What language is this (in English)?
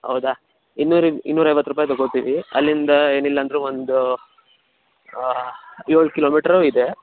Kannada